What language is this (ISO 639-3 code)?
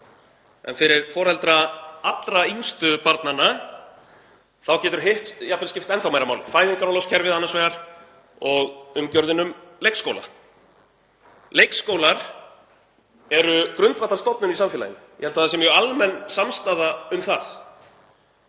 isl